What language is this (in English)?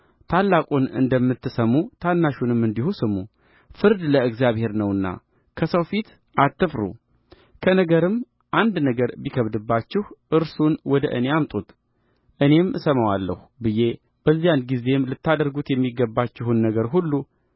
Amharic